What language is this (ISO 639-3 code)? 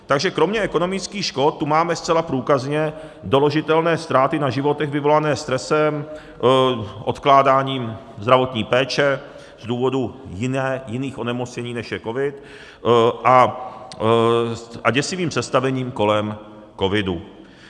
ces